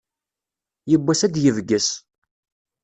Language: Kabyle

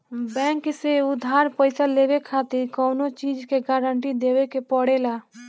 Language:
Bhojpuri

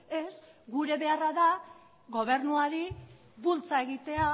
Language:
Basque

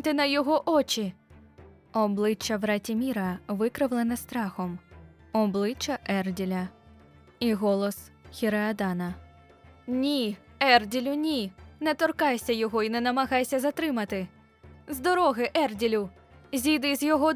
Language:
Ukrainian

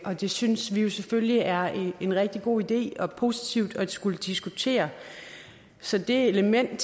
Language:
Danish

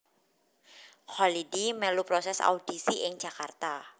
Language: Javanese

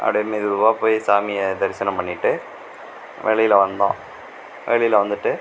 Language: Tamil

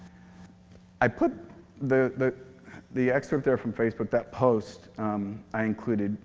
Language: English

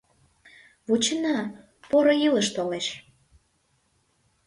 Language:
Mari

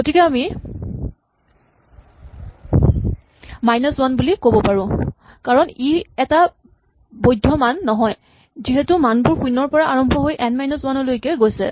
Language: Assamese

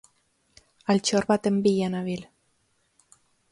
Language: Basque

